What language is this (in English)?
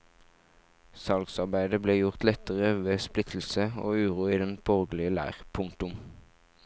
Norwegian